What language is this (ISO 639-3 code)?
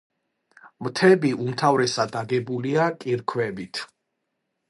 kat